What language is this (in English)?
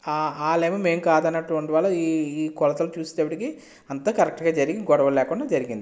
Telugu